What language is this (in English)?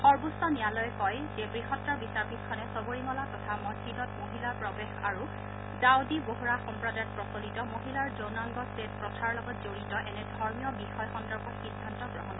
Assamese